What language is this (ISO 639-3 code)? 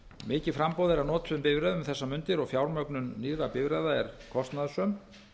isl